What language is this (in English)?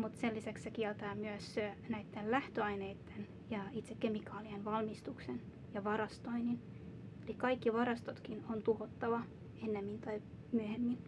Finnish